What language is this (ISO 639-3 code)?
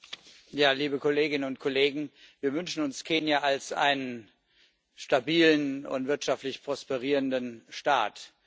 deu